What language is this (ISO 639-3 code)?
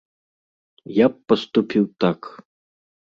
bel